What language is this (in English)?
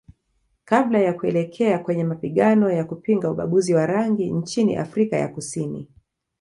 Swahili